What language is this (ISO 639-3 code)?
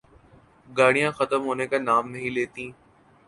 urd